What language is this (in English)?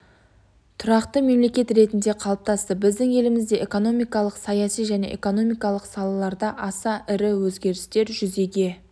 Kazakh